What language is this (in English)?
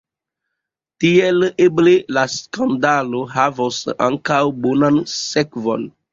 Esperanto